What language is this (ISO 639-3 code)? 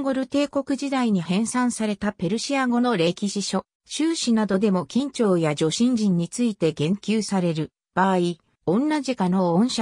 jpn